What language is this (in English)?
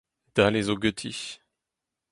Breton